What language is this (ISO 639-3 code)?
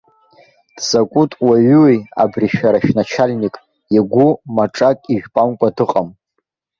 abk